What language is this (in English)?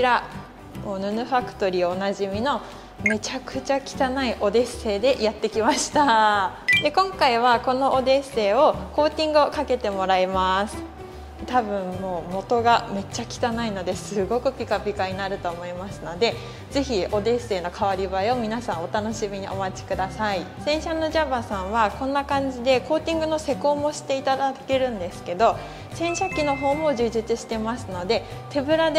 Japanese